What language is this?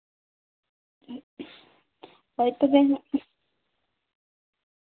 Santali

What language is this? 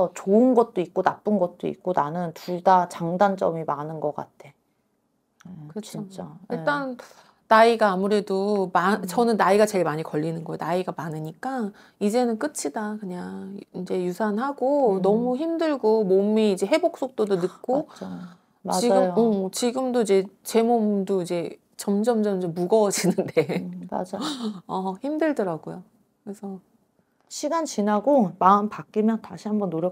Korean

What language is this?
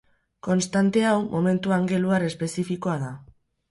Basque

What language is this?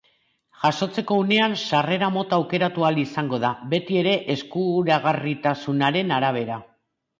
Basque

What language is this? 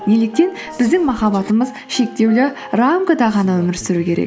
Kazakh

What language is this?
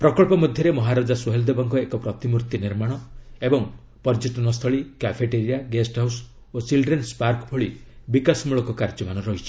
Odia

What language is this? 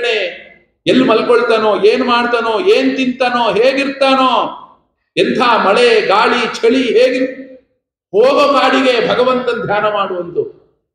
Kannada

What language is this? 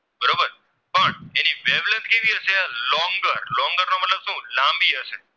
Gujarati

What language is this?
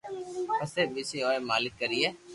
Loarki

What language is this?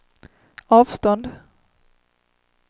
Swedish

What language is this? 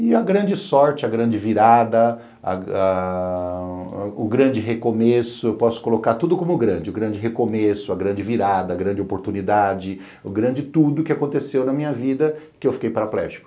Portuguese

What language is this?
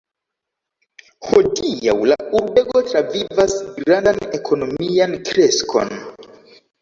Esperanto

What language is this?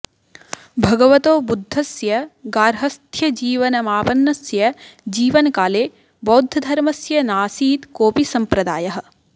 Sanskrit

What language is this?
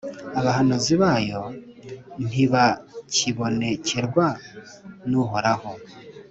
Kinyarwanda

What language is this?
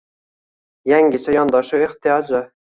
Uzbek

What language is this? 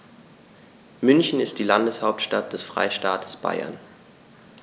German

